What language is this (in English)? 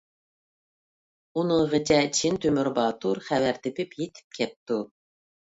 Uyghur